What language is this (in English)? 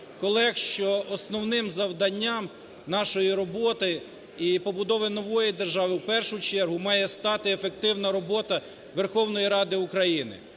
Ukrainian